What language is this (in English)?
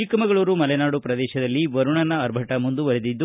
Kannada